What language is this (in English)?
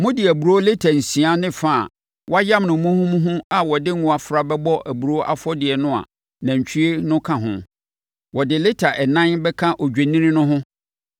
Akan